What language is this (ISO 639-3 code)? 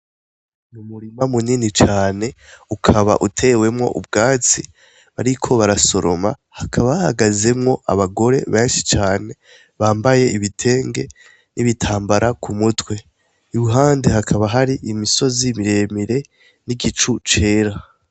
run